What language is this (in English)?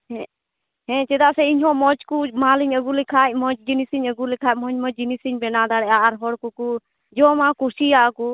Santali